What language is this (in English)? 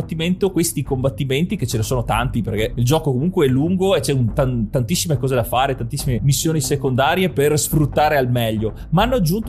Italian